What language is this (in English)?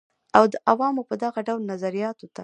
Pashto